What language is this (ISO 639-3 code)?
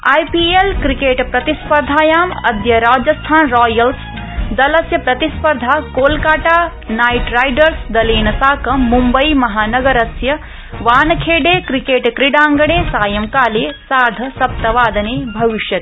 san